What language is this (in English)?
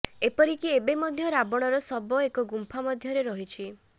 Odia